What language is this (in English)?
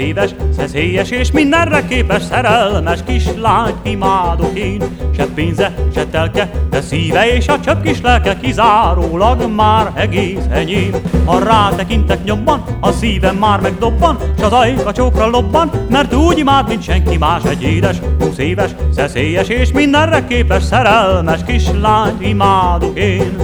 Hungarian